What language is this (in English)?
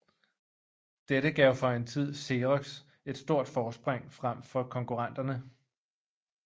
Danish